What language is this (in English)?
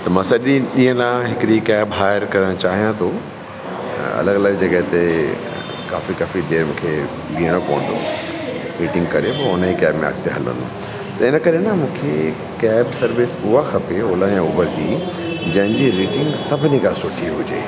Sindhi